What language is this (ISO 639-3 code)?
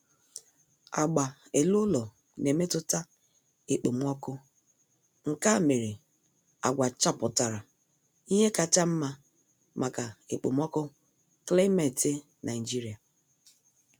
ibo